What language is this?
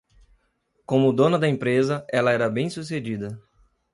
Portuguese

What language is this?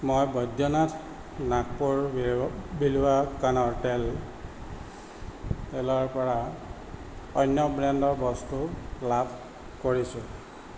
Assamese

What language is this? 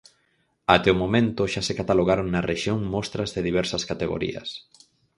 Galician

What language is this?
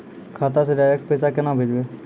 Maithili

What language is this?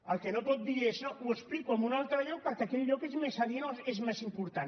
Catalan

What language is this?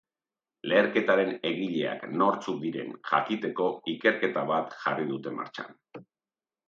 Basque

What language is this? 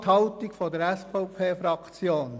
Swiss German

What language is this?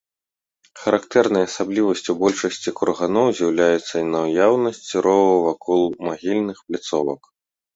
Belarusian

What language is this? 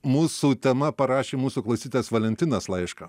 Lithuanian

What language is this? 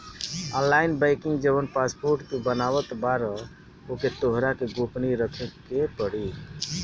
Bhojpuri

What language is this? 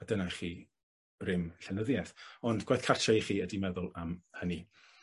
Welsh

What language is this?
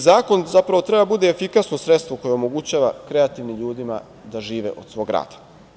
Serbian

